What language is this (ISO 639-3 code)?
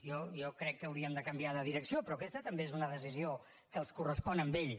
cat